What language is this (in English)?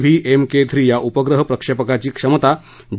Marathi